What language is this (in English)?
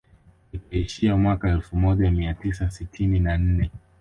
Swahili